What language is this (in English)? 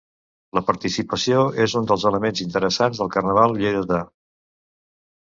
Catalan